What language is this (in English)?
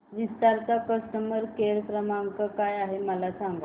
Marathi